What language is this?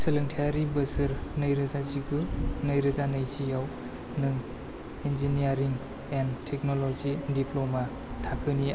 Bodo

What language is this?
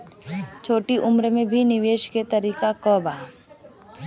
Bhojpuri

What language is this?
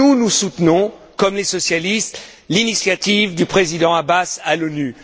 French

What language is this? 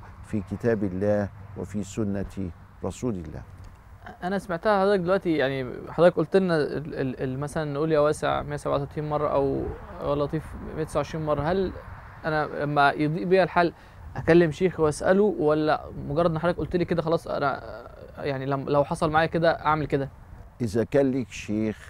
Arabic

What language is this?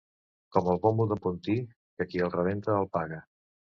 Catalan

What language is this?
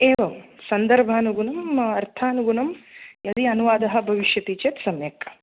Sanskrit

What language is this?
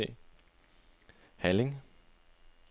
Danish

